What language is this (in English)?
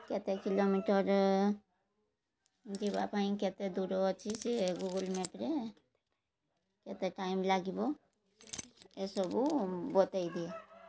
Odia